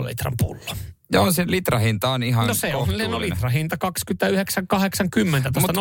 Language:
Finnish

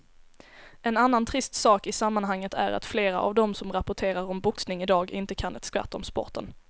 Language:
Swedish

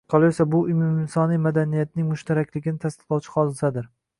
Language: Uzbek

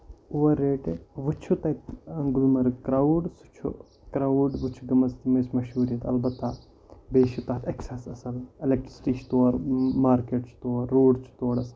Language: Kashmiri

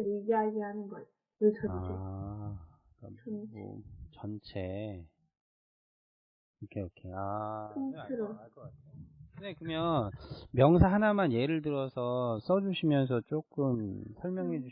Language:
Korean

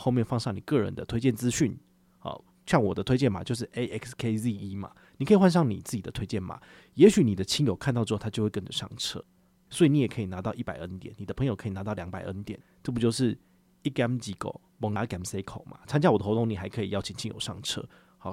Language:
Chinese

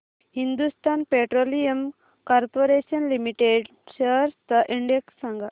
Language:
Marathi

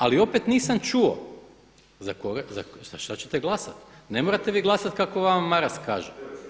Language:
Croatian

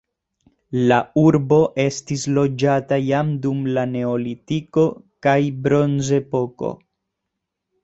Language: Esperanto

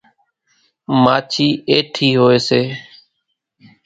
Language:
Kachi Koli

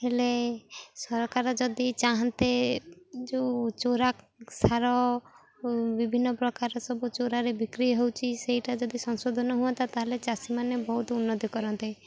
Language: Odia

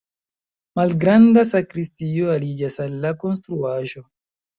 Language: Esperanto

